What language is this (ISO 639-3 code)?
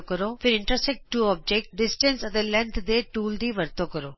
pan